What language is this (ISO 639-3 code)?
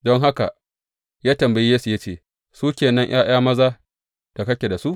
hau